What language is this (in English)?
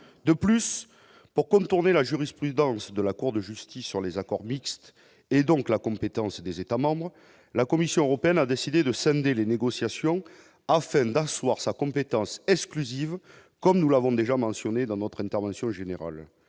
French